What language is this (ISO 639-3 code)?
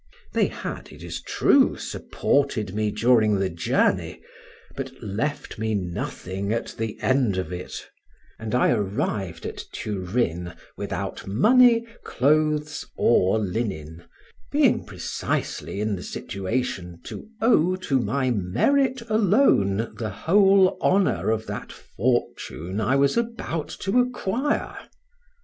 eng